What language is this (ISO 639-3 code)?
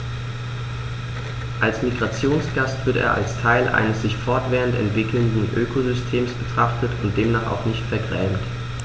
deu